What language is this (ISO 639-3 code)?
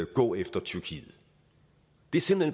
dan